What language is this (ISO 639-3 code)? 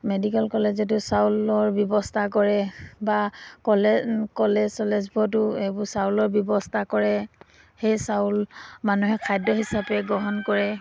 asm